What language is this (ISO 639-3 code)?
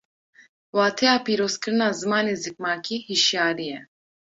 kur